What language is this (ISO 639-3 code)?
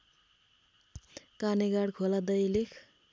nep